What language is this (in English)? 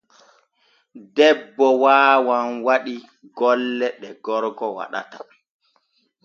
Borgu Fulfulde